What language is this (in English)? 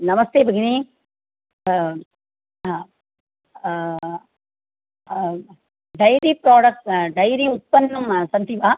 Sanskrit